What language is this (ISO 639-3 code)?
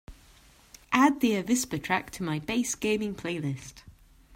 eng